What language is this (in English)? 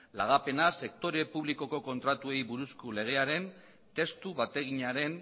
Basque